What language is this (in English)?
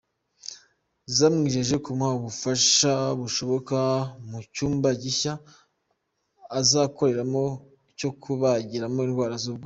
Kinyarwanda